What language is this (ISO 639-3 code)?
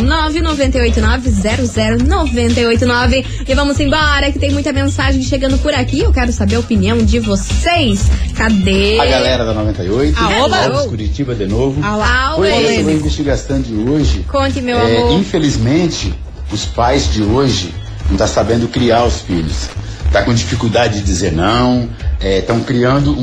por